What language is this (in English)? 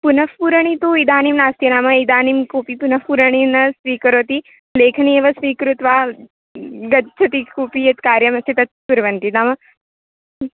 Sanskrit